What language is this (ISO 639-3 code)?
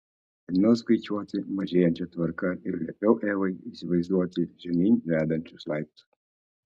lit